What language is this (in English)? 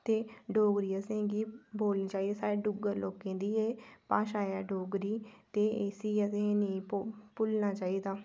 Dogri